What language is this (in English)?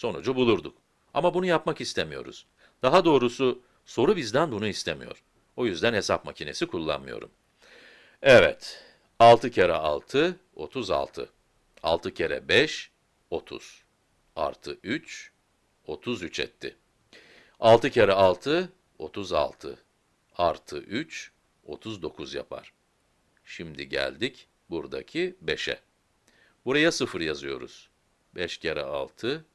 Turkish